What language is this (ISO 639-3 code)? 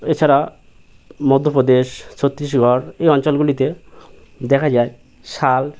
ben